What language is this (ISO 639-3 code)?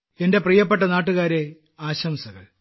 mal